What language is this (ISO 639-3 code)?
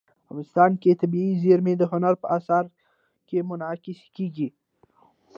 pus